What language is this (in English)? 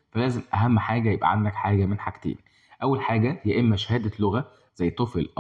Arabic